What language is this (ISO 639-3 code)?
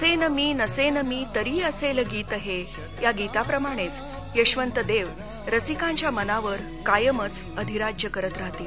mar